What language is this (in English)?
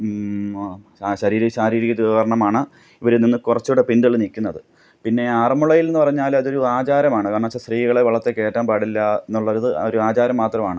Malayalam